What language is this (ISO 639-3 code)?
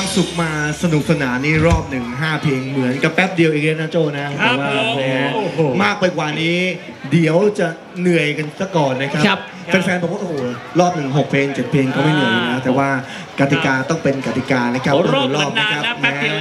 tha